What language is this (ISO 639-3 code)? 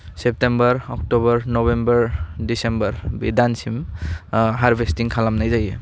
brx